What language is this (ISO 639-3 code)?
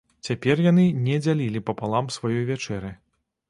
bel